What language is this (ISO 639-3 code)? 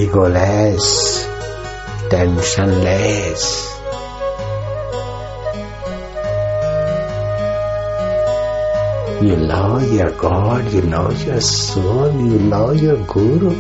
hin